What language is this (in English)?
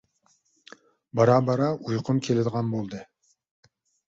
Uyghur